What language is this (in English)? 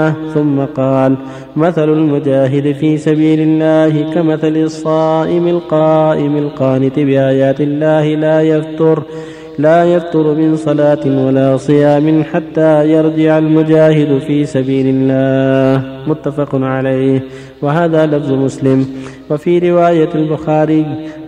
Arabic